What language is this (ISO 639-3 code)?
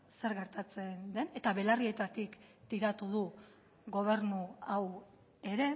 eus